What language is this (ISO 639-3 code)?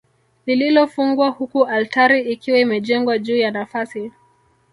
swa